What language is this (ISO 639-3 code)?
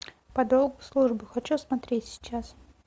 rus